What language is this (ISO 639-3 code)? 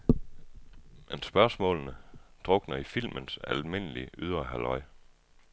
dan